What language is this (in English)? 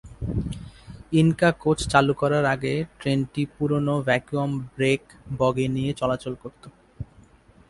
Bangla